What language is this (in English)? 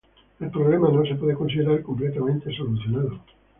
Spanish